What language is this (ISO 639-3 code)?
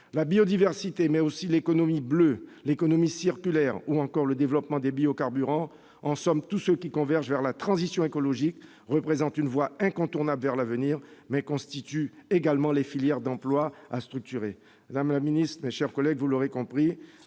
fra